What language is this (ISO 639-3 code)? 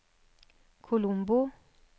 nor